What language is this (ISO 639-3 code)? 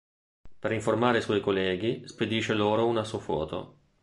ita